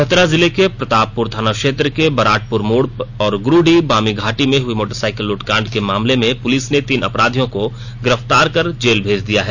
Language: Hindi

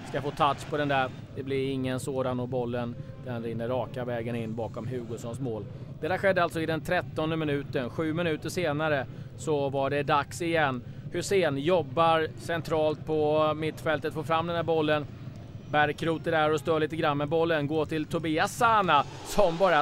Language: Swedish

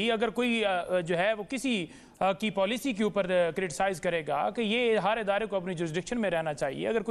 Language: Hindi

